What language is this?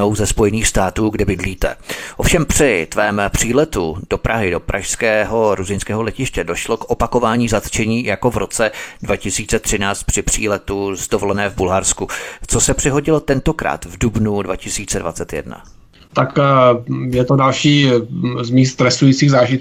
Czech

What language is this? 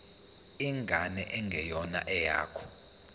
Zulu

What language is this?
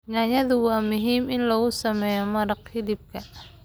Somali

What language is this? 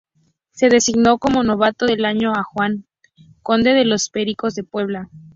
Spanish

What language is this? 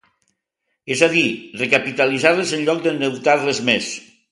Catalan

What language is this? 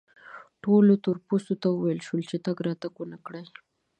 Pashto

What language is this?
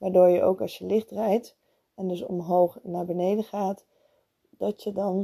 Dutch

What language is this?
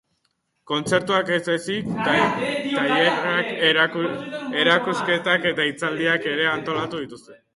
Basque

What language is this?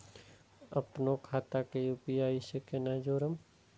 Maithili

